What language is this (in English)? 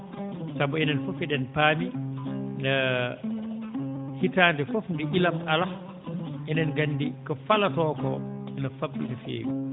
Fula